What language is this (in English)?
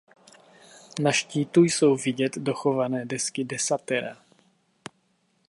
Czech